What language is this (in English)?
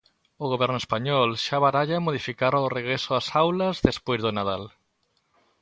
Galician